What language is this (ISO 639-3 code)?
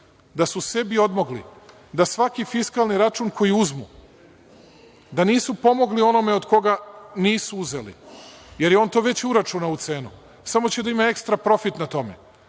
srp